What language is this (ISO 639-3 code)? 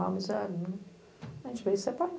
por